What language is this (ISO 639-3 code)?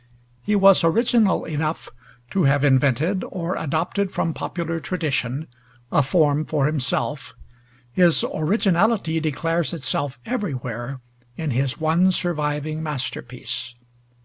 eng